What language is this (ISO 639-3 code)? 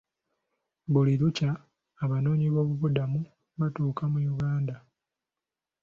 lug